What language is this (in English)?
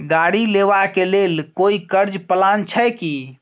Maithili